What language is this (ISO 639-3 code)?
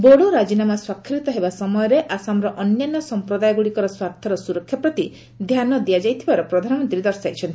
ori